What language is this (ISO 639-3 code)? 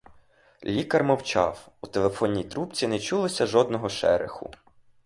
ukr